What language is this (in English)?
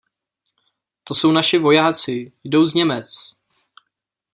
Czech